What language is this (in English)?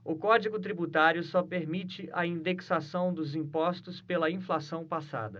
Portuguese